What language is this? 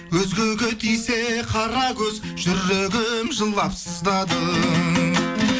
Kazakh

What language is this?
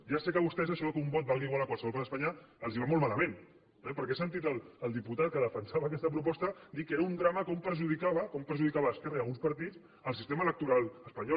Catalan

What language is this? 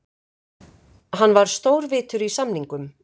Icelandic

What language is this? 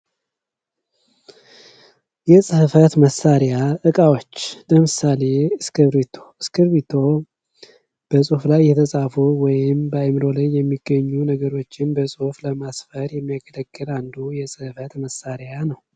Amharic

